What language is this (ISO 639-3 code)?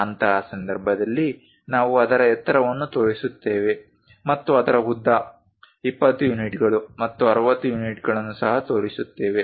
kan